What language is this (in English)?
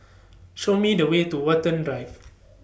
English